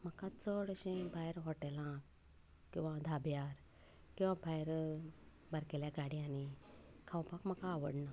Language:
Konkani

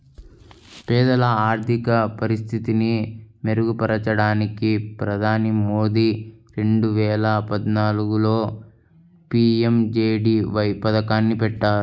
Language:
Telugu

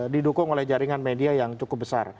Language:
Indonesian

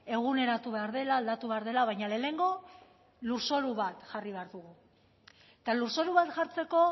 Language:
Basque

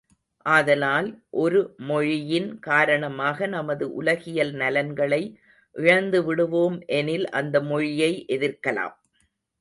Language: Tamil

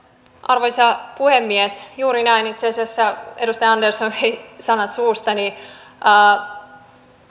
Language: Finnish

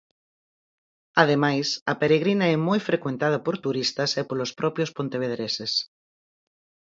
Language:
Galician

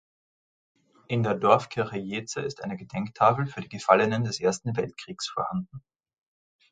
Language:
German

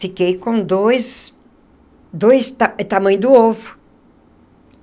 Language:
Portuguese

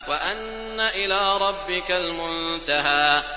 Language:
Arabic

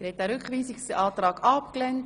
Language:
Swiss German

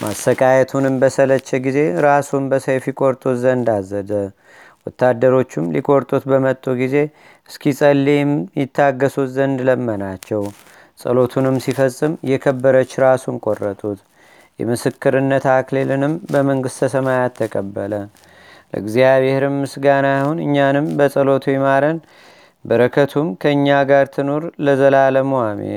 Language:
Amharic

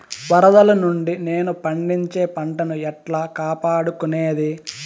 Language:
Telugu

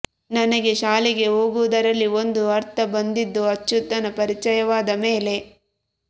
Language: Kannada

